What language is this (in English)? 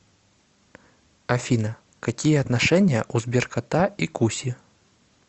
Russian